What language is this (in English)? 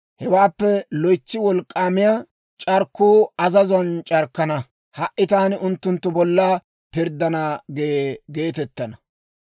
Dawro